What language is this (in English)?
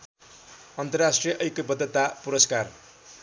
Nepali